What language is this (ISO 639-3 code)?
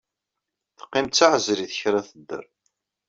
kab